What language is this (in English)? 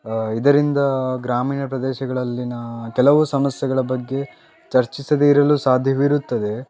Kannada